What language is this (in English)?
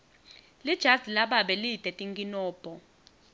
Swati